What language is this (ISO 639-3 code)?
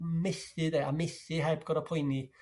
cym